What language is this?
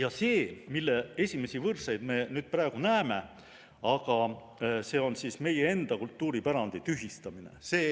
Estonian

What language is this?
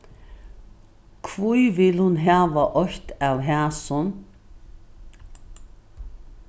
Faroese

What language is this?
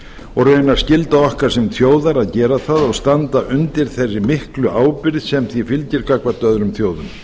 Icelandic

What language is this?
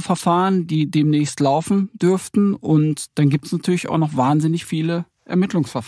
German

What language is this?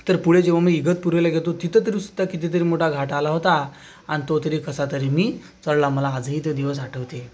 Marathi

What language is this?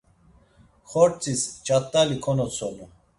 Laz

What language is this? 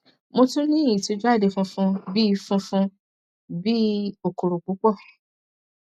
Yoruba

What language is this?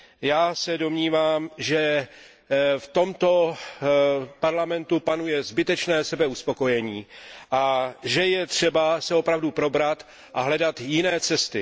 Czech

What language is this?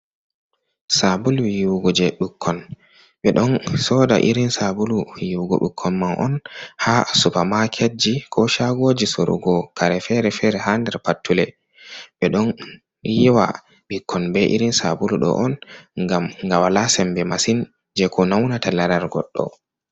Fula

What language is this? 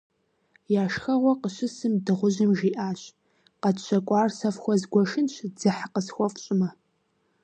Kabardian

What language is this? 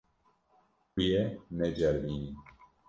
Kurdish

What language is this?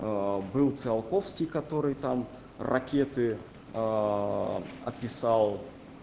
Russian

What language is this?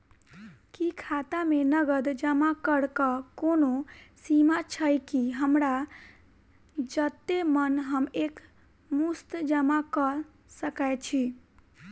Maithili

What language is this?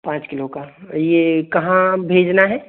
Hindi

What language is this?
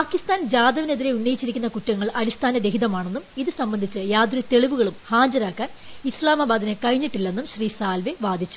Malayalam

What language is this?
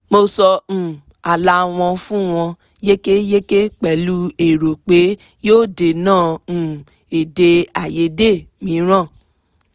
Yoruba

